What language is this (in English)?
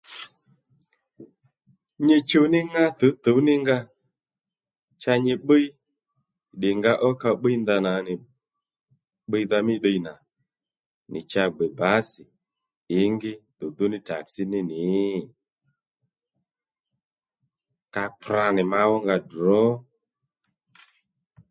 Lendu